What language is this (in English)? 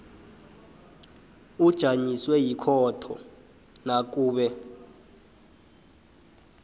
South Ndebele